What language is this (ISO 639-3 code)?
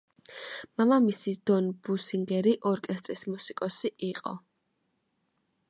kat